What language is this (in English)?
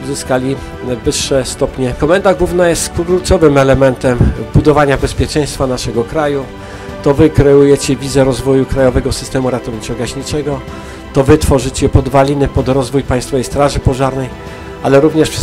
Polish